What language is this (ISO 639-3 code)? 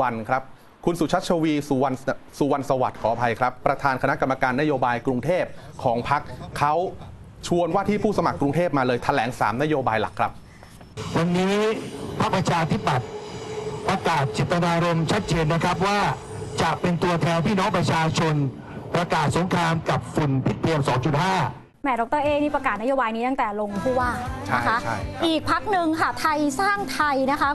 tha